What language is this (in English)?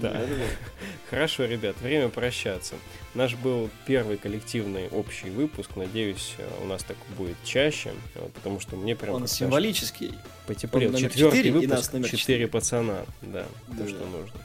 Russian